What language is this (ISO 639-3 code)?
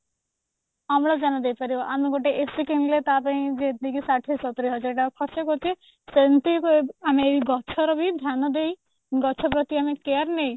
ori